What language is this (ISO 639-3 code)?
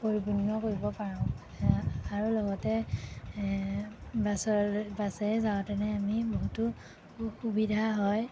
asm